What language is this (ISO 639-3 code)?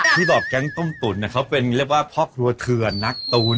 tha